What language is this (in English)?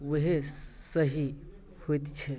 Maithili